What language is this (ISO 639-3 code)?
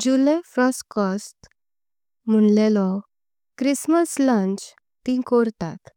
kok